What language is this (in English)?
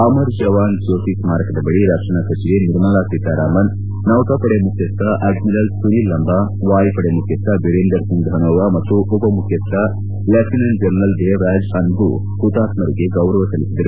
Kannada